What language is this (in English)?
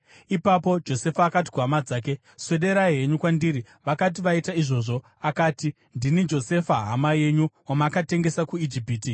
Shona